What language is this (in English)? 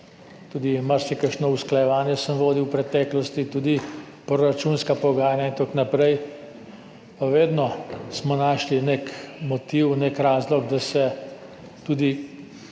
Slovenian